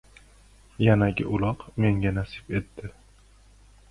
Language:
Uzbek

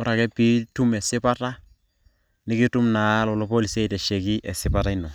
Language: Masai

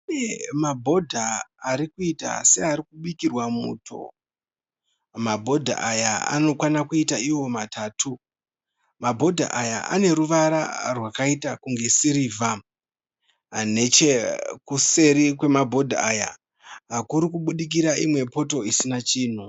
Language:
Shona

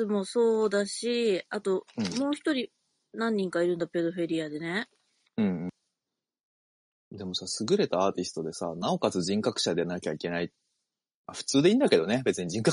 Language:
Japanese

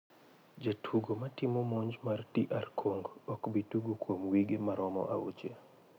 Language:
Luo (Kenya and Tanzania)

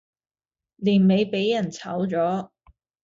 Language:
Cantonese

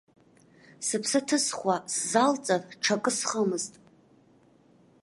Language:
Abkhazian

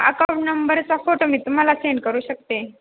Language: Marathi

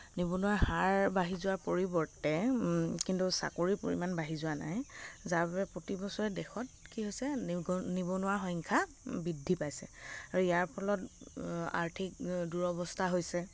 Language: Assamese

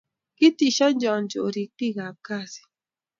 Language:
Kalenjin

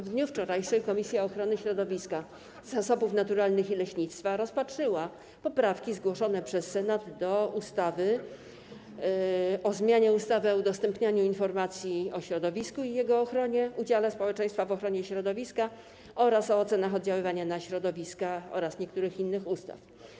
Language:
Polish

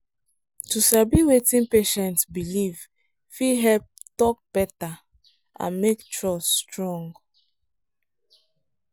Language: Nigerian Pidgin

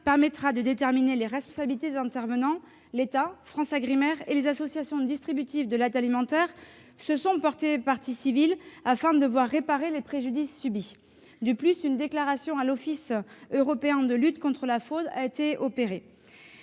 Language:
French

